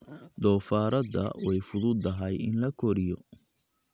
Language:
Somali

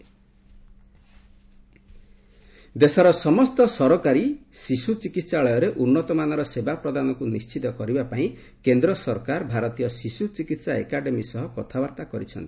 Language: Odia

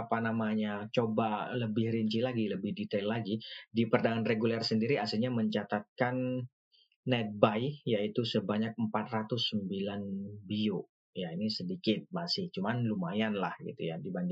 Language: Indonesian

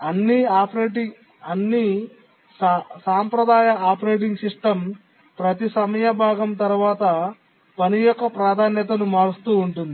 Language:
Telugu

